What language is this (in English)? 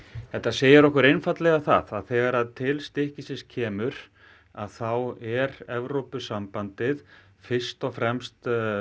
Icelandic